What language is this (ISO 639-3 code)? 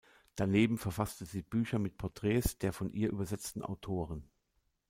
deu